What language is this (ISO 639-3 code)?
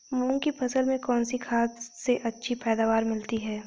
hin